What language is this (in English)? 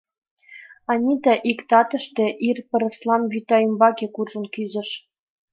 Mari